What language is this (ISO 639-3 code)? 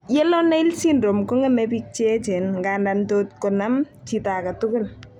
kln